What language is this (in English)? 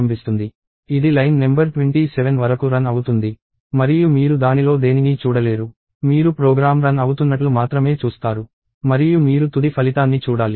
Telugu